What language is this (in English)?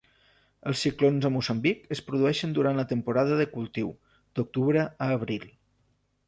Catalan